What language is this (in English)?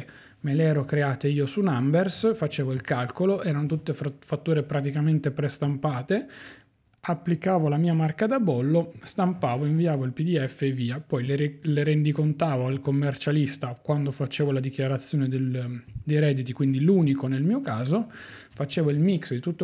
Italian